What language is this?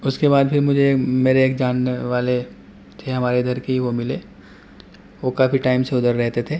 Urdu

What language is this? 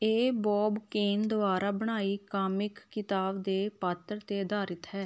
Punjabi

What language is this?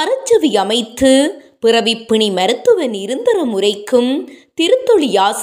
Tamil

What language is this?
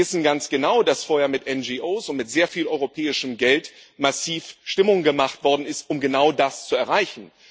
German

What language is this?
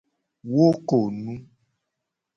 Gen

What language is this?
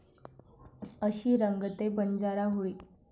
Marathi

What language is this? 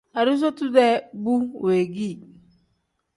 Tem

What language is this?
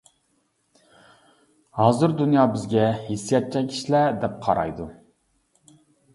Uyghur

